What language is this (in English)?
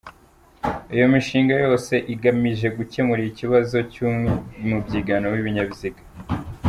Kinyarwanda